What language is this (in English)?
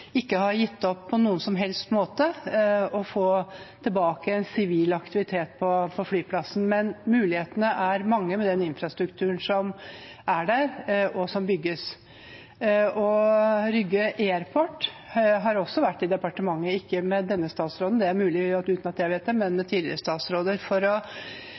Norwegian Bokmål